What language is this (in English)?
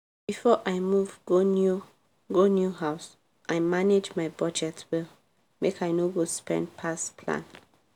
Nigerian Pidgin